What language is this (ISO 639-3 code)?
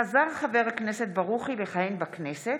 heb